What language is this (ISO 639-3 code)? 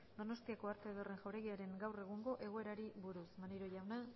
eus